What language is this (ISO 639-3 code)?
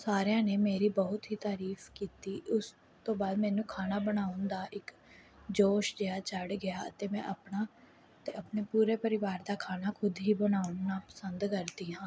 pan